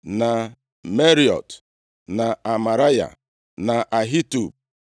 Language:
Igbo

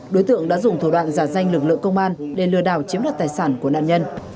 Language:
Vietnamese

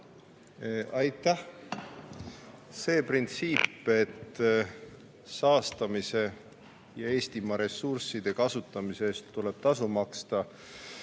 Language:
Estonian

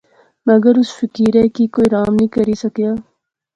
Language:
Pahari-Potwari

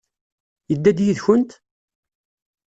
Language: Kabyle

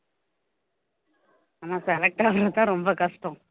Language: Tamil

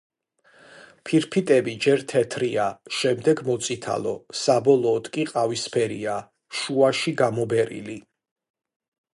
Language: Georgian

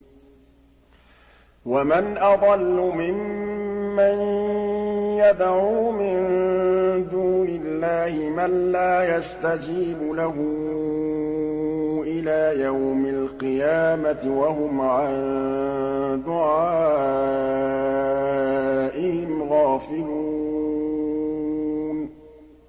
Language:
Arabic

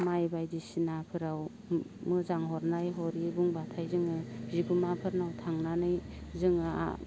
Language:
Bodo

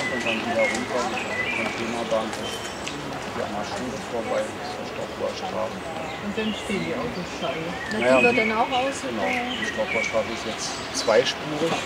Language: German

